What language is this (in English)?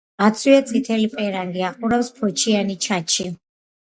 Georgian